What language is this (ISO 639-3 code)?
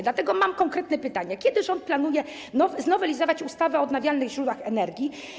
pol